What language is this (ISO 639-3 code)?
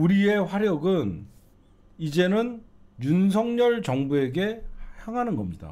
kor